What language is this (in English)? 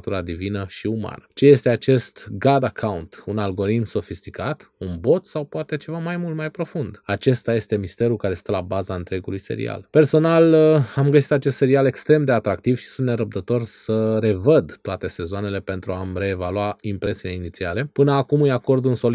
Romanian